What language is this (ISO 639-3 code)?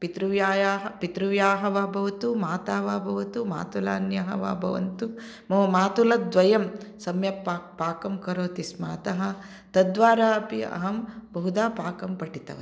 san